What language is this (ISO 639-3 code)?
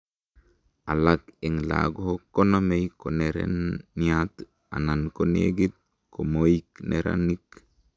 kln